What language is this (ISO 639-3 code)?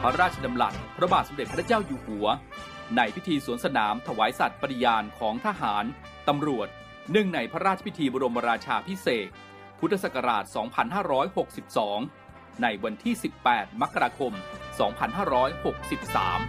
tha